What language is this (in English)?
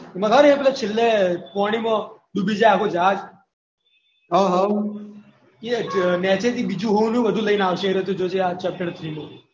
Gujarati